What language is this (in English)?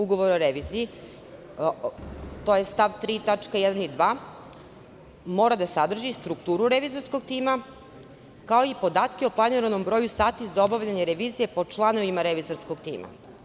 Serbian